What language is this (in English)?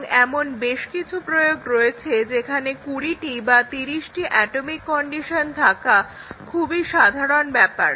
Bangla